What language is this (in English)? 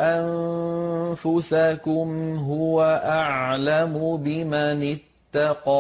Arabic